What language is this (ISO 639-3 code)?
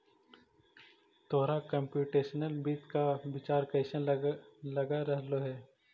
mag